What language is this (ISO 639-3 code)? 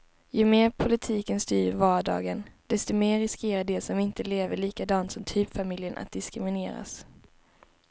swe